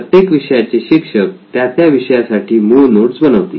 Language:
Marathi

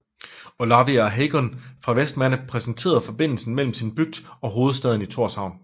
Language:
Danish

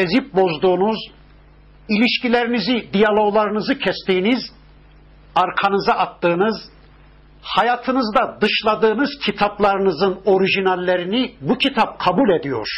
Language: Turkish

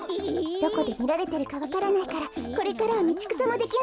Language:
Japanese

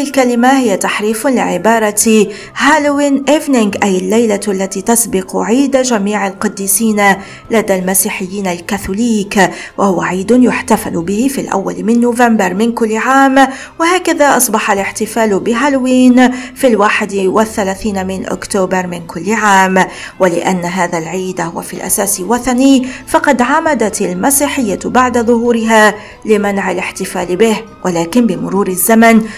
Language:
Arabic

